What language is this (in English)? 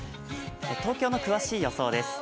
Japanese